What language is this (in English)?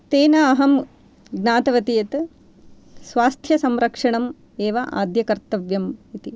Sanskrit